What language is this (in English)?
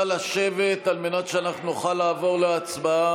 Hebrew